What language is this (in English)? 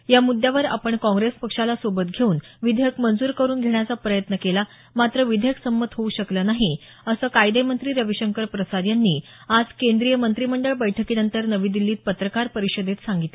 Marathi